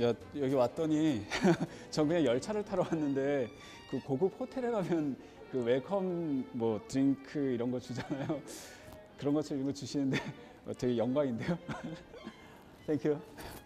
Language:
Korean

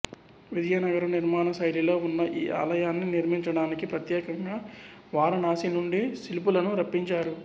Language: Telugu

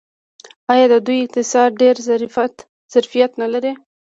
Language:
Pashto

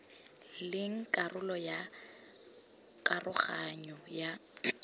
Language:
Tswana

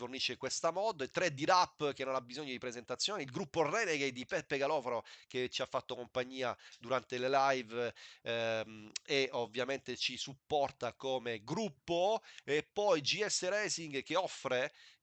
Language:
Italian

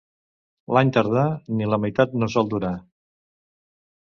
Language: Catalan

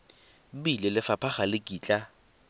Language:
Tswana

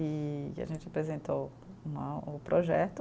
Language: Portuguese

